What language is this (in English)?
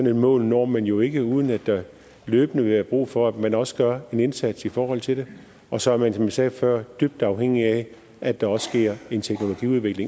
Danish